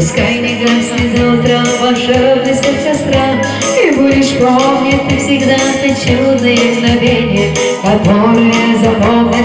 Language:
Romanian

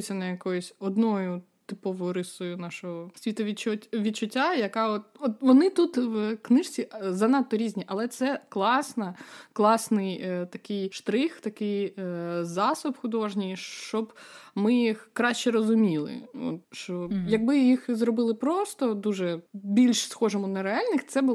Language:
Ukrainian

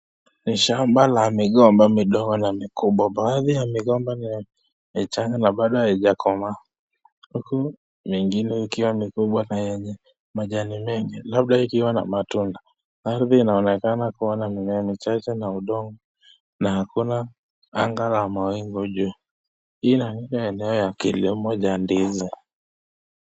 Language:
Swahili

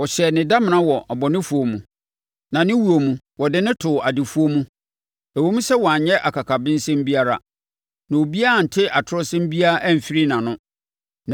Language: Akan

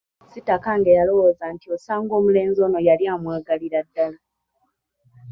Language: Ganda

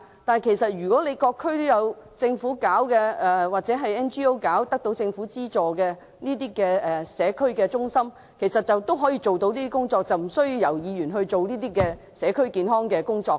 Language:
Cantonese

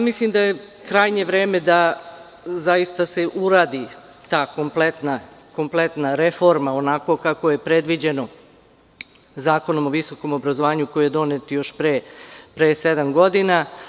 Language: Serbian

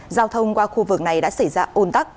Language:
Vietnamese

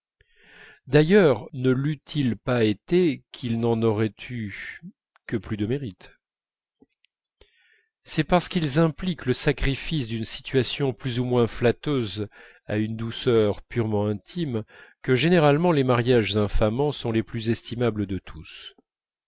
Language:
French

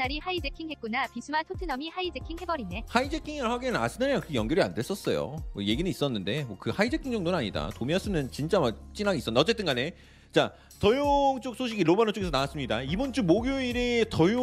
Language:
Korean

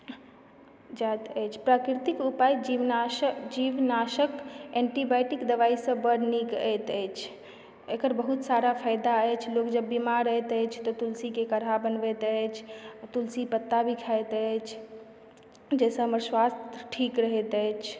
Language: Maithili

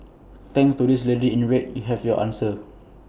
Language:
English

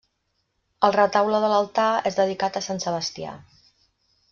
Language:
Catalan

